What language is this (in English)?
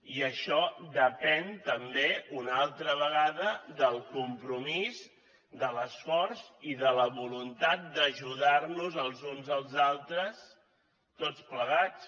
Catalan